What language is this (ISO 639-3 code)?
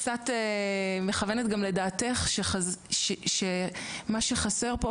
heb